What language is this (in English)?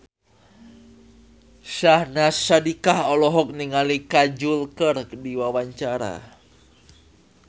Sundanese